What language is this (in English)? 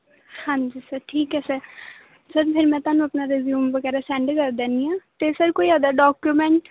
Punjabi